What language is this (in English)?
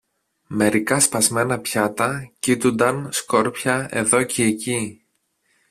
Greek